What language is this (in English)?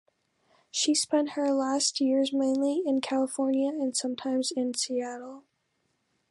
English